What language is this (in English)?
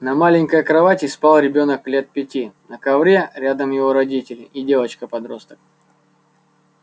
Russian